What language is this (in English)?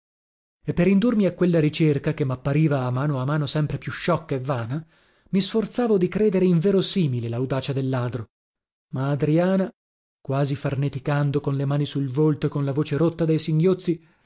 Italian